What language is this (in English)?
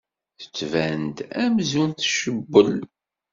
Kabyle